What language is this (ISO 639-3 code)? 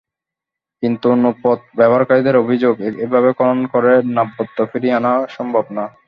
ben